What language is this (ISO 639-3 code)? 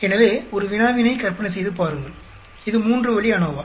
tam